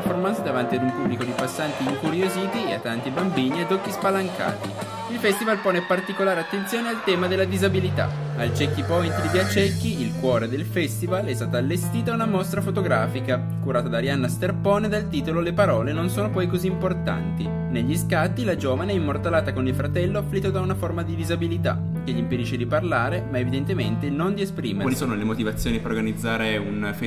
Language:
Italian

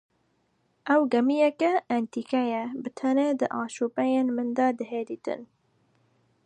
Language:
Kurdish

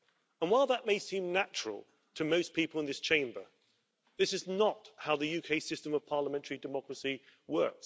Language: English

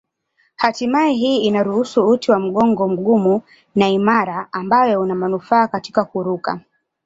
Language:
Swahili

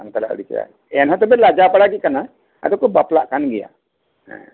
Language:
Santali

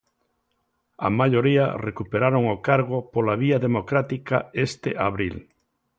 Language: Galician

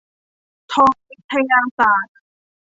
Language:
Thai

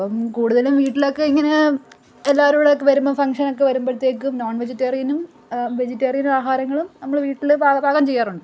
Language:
Malayalam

